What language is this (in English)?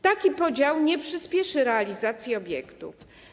Polish